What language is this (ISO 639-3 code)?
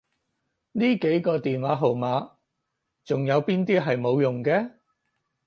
yue